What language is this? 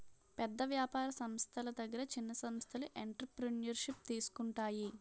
Telugu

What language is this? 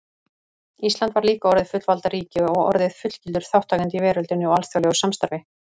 Icelandic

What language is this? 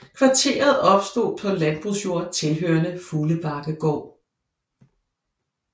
Danish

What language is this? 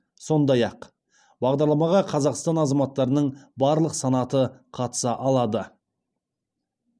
Kazakh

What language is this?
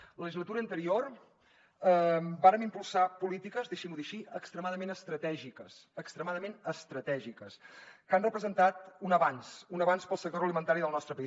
Catalan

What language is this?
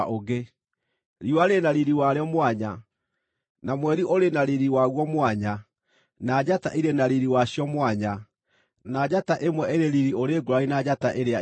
Kikuyu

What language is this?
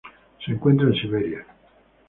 Spanish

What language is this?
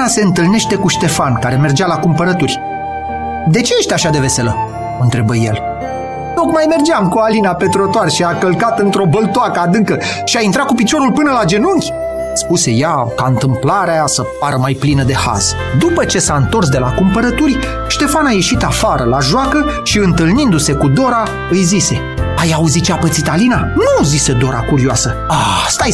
Romanian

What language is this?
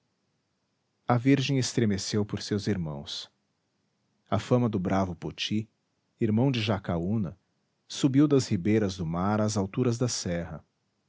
Portuguese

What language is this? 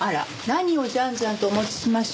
Japanese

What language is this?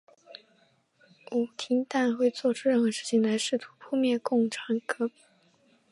Chinese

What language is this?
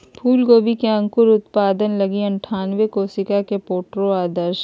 Magahi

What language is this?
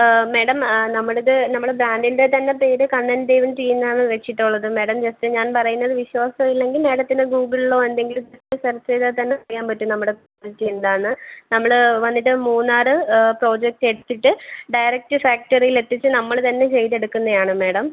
Malayalam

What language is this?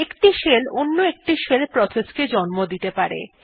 Bangla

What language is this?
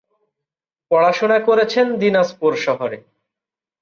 Bangla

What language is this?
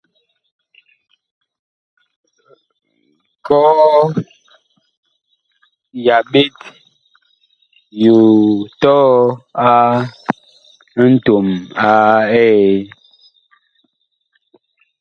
Bakoko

